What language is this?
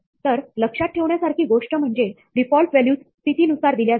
Marathi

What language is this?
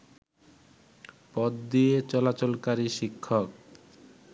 Bangla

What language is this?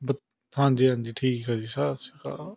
Punjabi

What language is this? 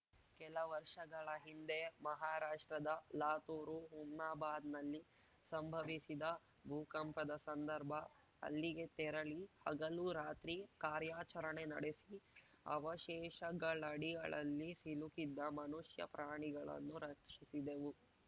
Kannada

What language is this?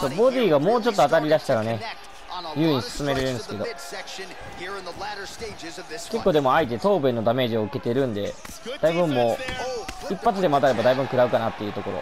Japanese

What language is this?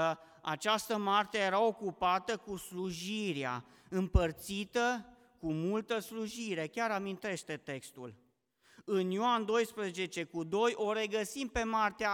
Romanian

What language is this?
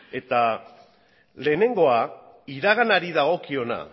Basque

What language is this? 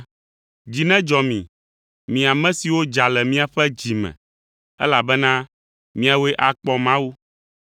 Ewe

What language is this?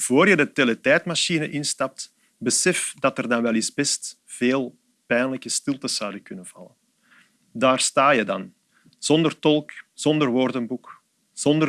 Dutch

